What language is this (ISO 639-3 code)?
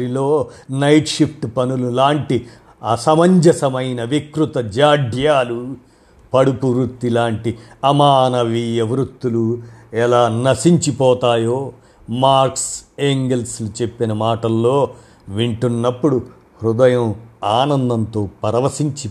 tel